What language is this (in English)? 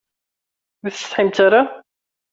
Kabyle